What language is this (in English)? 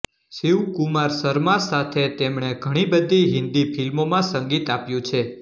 Gujarati